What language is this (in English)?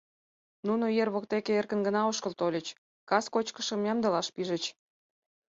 Mari